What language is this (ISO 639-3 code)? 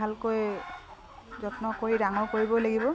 asm